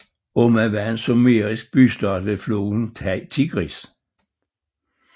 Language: Danish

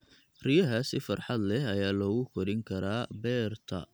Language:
Somali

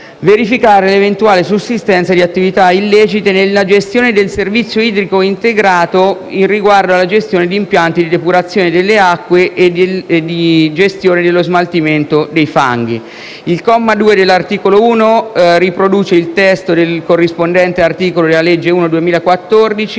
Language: Italian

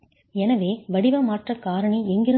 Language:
Tamil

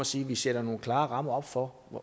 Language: Danish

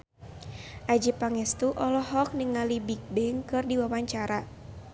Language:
Sundanese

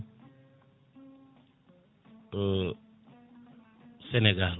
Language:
Fula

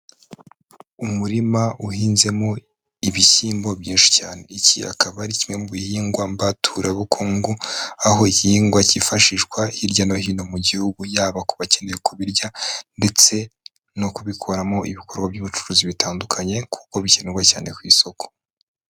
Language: Kinyarwanda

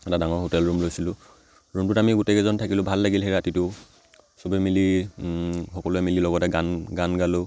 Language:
Assamese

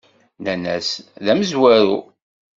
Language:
Kabyle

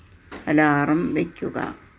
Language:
Malayalam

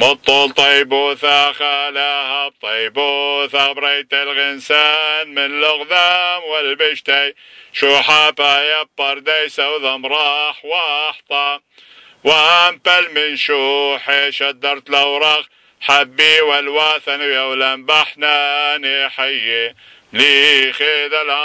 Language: Arabic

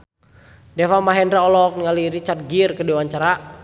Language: Sundanese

